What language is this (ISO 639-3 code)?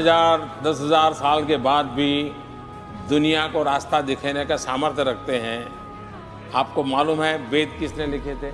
hin